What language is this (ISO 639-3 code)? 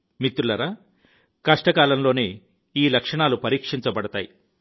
tel